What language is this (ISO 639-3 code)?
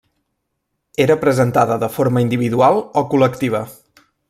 cat